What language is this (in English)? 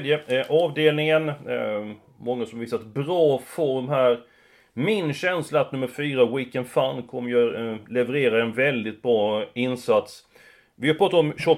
Swedish